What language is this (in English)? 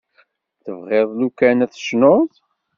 Kabyle